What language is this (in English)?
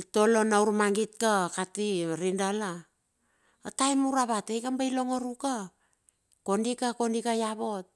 Bilur